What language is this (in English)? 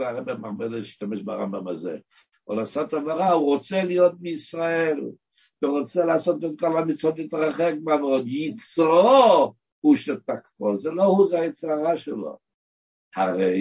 Hebrew